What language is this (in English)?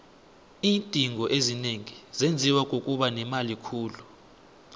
South Ndebele